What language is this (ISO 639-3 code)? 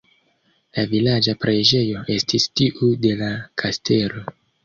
epo